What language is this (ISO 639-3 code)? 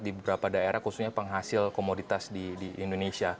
ind